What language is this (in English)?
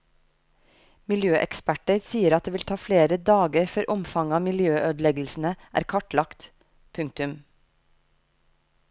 Norwegian